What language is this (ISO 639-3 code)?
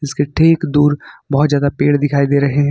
hin